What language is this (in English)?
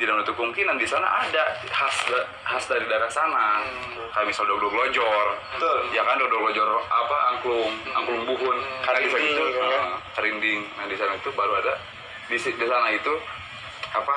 Indonesian